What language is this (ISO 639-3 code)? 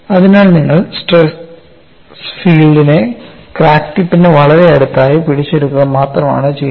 mal